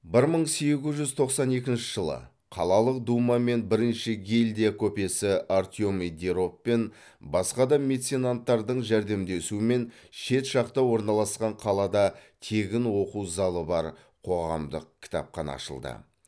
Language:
Kazakh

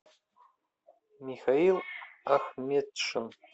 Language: Russian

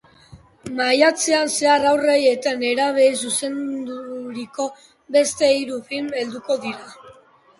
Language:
Basque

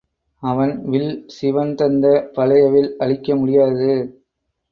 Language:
Tamil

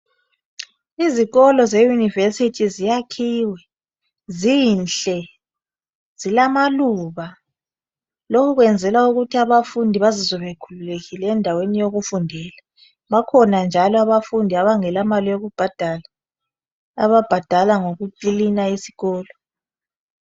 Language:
North Ndebele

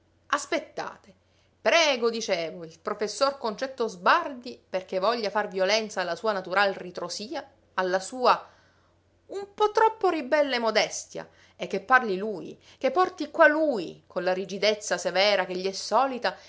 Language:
Italian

